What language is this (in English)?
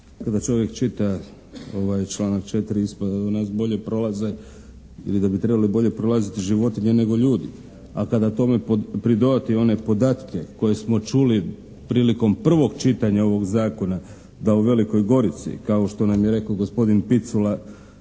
Croatian